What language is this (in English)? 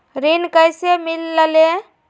Magahi